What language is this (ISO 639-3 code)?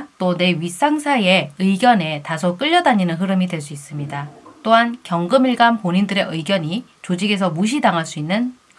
kor